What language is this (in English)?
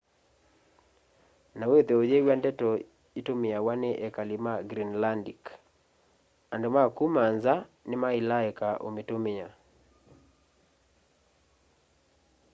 Kamba